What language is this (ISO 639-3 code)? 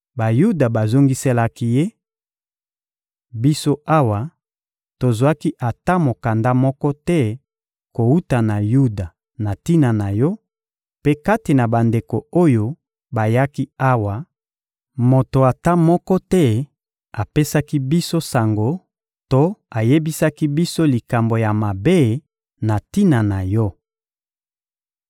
lin